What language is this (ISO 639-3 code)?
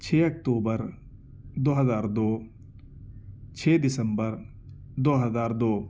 urd